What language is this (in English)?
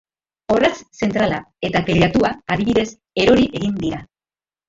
Basque